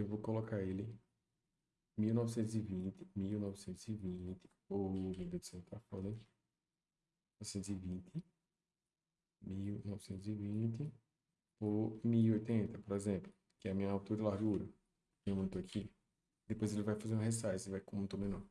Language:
Portuguese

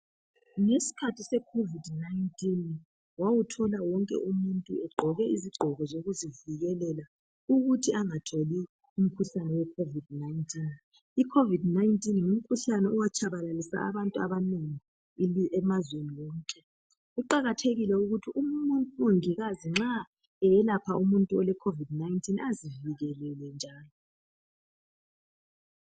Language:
North Ndebele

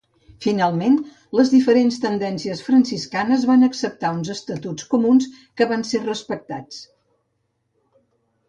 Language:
Catalan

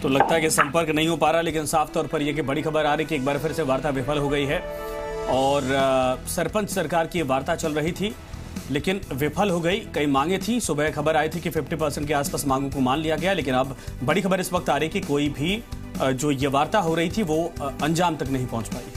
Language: Hindi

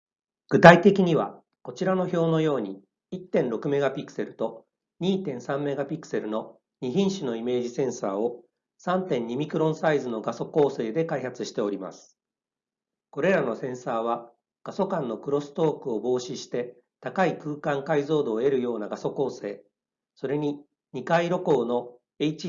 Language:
Japanese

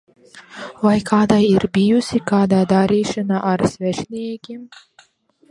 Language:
Latvian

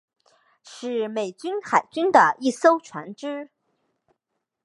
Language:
Chinese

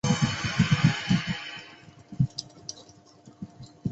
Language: Chinese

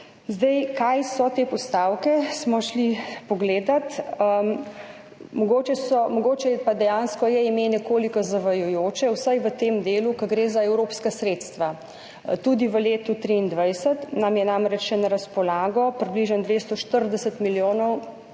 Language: Slovenian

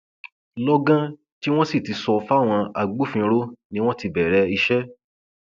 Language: Yoruba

